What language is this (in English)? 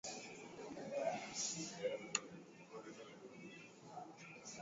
Swahili